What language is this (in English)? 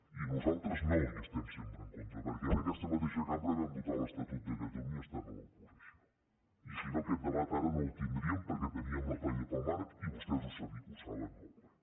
Catalan